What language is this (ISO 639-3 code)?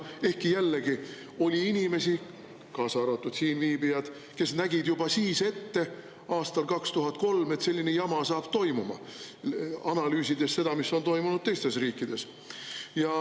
est